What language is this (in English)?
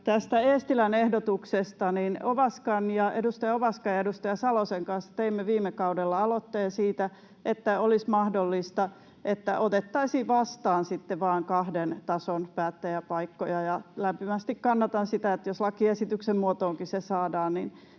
Finnish